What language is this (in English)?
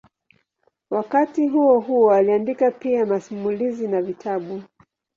Swahili